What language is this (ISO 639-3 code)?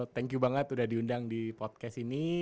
ind